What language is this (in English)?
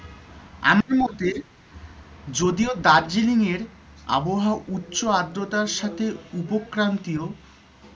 Bangla